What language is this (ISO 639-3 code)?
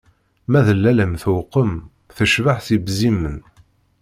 kab